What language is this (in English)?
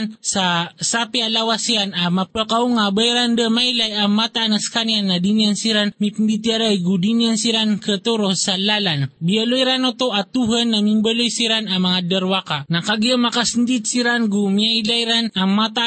Filipino